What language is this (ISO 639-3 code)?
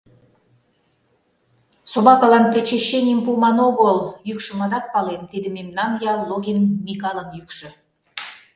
chm